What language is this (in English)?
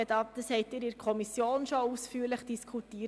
Swiss German